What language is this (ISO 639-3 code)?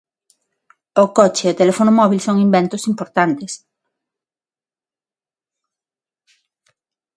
glg